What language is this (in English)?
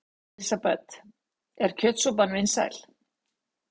Icelandic